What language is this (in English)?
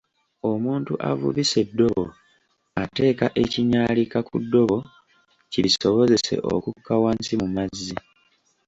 Ganda